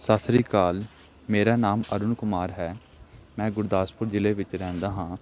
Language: Punjabi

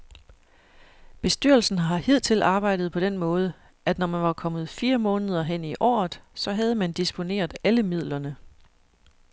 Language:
Danish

